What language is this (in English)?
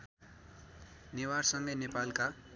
Nepali